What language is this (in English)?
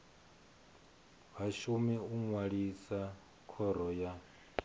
Venda